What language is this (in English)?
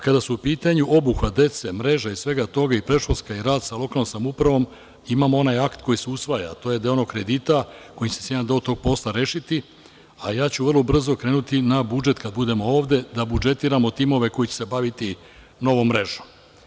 Serbian